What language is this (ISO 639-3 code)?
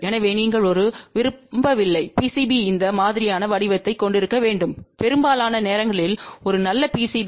tam